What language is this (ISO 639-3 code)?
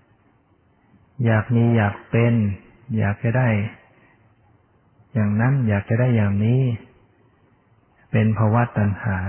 tha